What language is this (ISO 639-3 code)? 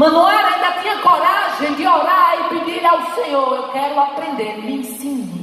por